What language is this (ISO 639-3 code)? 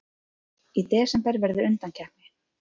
isl